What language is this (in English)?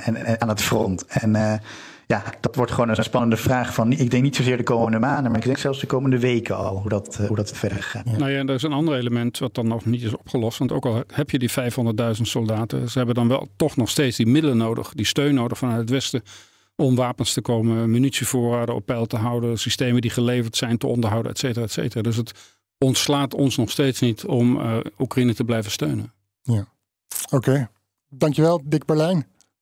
Dutch